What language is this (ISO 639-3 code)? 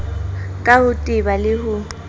sot